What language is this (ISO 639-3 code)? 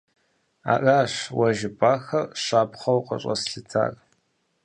kbd